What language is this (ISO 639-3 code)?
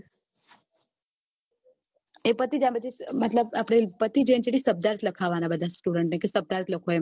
guj